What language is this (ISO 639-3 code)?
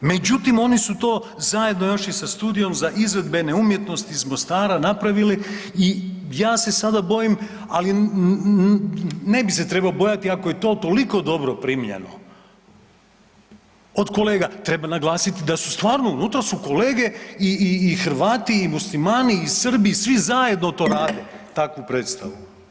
hrv